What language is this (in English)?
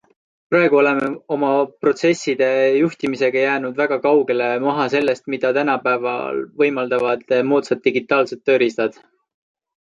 Estonian